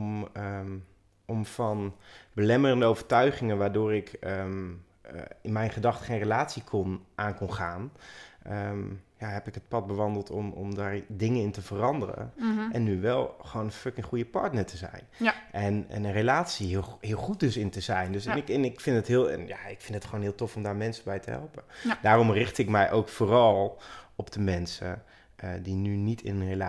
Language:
Dutch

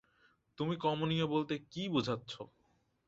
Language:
Bangla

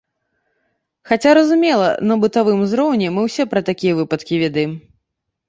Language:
Belarusian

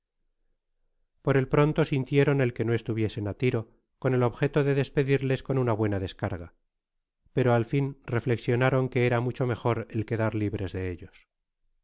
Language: Spanish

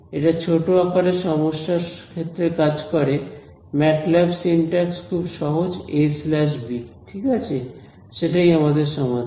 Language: Bangla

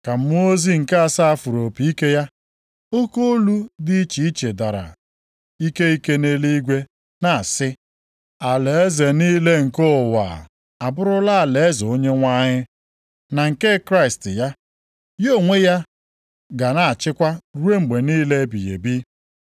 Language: Igbo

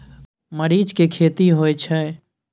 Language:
Maithili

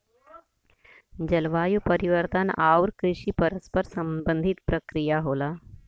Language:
Bhojpuri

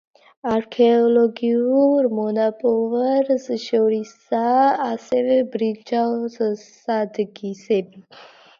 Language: Georgian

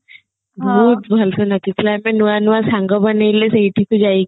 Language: Odia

